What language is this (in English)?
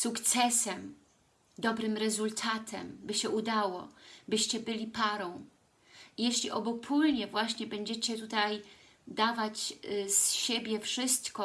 Polish